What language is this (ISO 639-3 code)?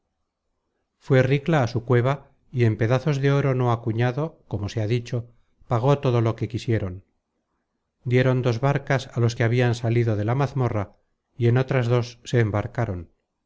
spa